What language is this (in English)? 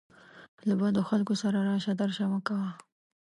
Pashto